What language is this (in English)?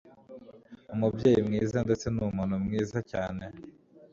Kinyarwanda